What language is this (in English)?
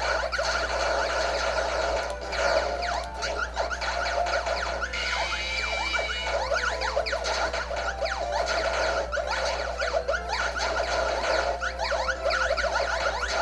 English